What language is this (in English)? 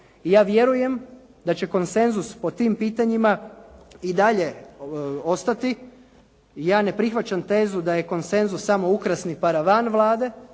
Croatian